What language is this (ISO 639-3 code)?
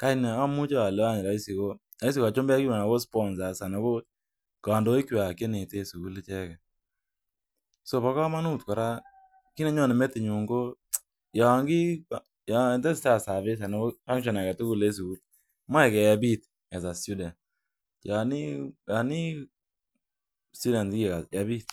kln